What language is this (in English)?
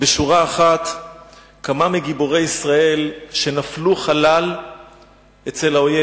Hebrew